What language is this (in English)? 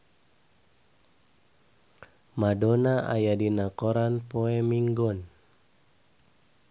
Sundanese